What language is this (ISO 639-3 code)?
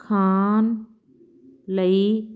pan